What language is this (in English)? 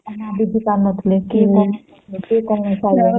Odia